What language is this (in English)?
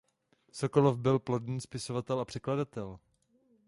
Czech